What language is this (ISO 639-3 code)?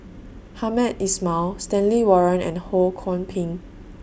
eng